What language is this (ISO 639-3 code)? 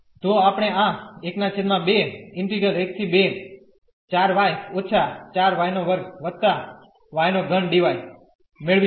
guj